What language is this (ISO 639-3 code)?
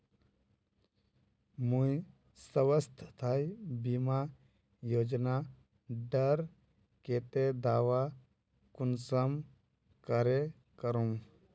mag